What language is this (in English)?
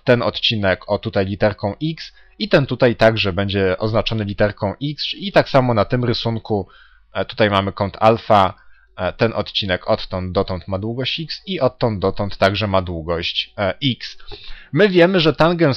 Polish